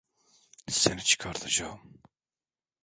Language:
Turkish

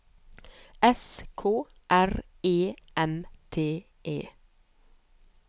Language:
Norwegian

